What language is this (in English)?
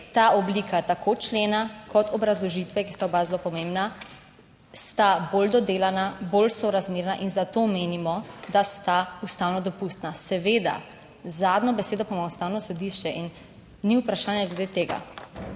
Slovenian